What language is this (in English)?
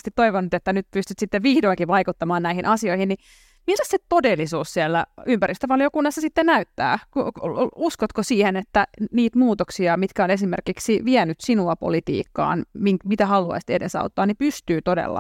Finnish